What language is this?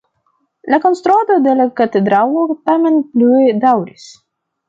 Esperanto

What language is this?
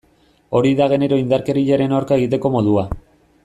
Basque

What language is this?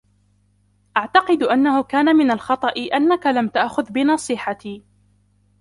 Arabic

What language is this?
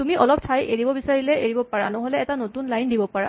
Assamese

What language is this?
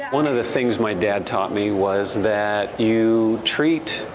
English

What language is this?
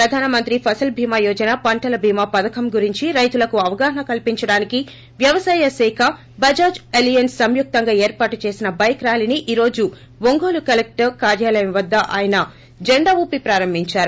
Telugu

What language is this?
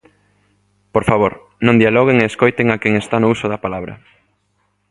Galician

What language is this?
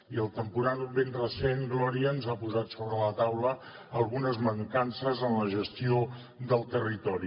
Catalan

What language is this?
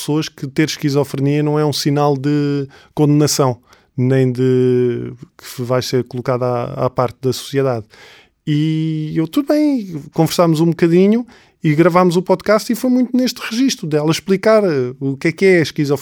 Portuguese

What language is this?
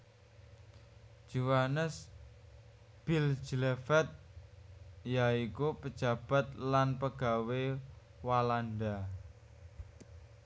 Javanese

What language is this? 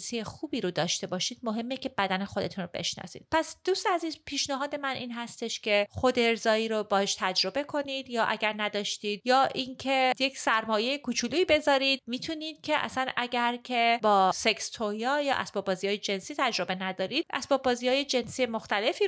Persian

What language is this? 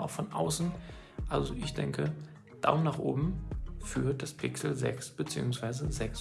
German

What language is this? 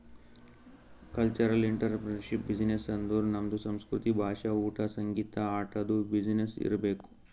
Kannada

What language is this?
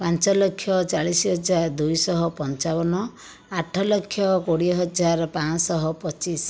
Odia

